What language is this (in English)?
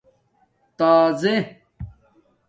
Domaaki